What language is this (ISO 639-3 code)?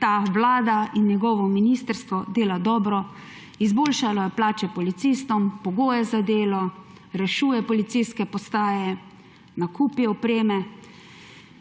slv